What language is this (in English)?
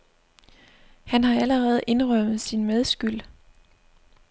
Danish